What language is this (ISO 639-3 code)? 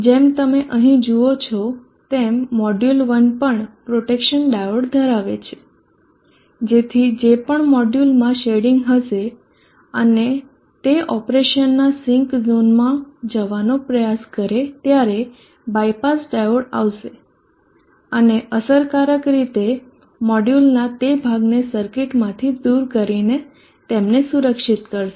guj